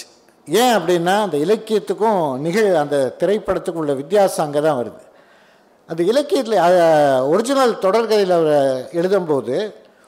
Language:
Tamil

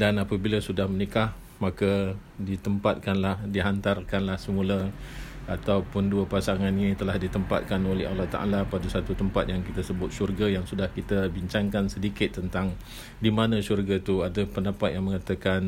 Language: Malay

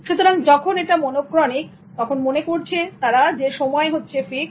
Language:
Bangla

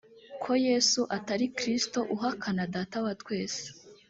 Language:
Kinyarwanda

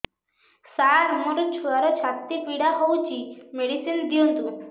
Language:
Odia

